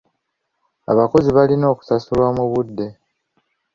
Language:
Ganda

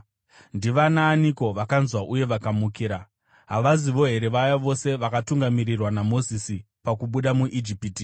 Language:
Shona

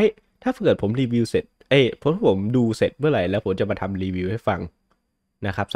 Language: Thai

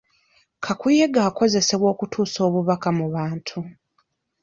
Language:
Ganda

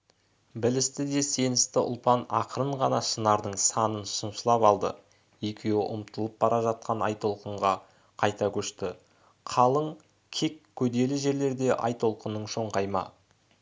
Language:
Kazakh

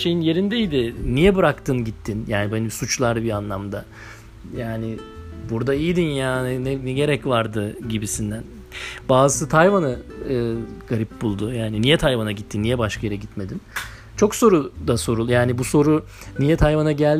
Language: Turkish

